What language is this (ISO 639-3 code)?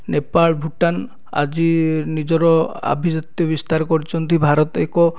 ori